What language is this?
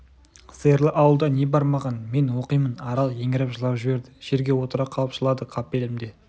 Kazakh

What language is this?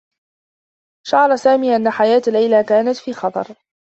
Arabic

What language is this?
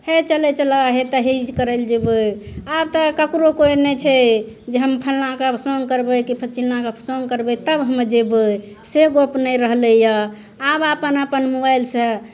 Maithili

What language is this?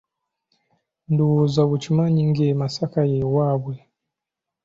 Ganda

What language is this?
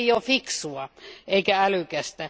Finnish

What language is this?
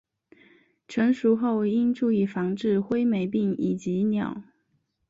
Chinese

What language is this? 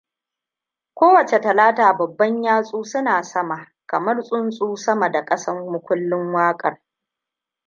Hausa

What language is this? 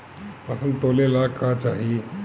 Bhojpuri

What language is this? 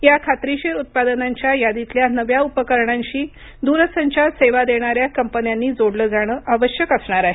Marathi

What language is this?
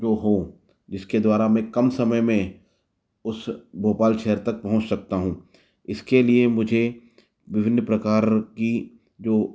Hindi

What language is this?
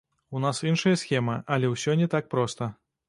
Belarusian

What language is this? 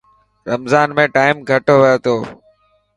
Dhatki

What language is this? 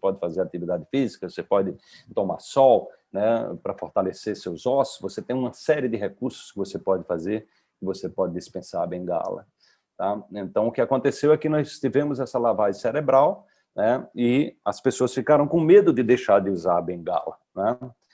Portuguese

